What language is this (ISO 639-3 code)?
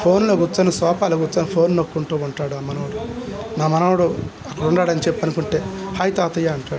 tel